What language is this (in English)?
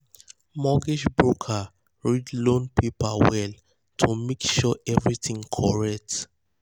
Nigerian Pidgin